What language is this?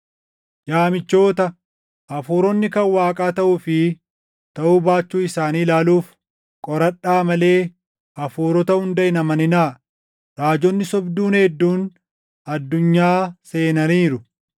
Oromo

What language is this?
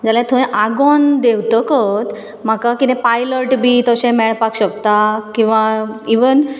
Konkani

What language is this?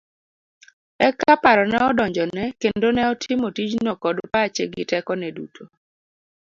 Luo (Kenya and Tanzania)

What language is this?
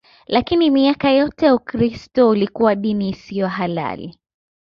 Swahili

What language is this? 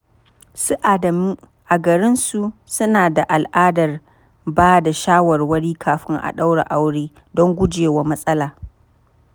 Hausa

